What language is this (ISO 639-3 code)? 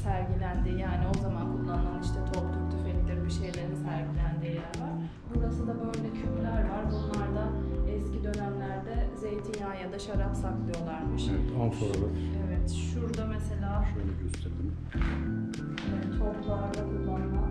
tur